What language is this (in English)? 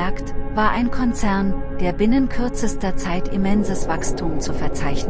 German